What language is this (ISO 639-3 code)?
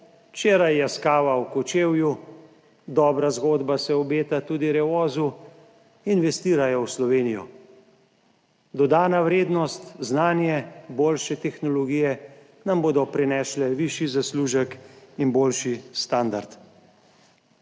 slv